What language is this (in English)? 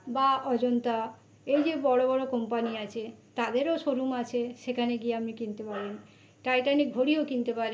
Bangla